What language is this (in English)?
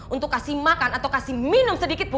Indonesian